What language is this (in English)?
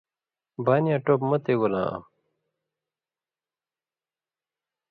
Indus Kohistani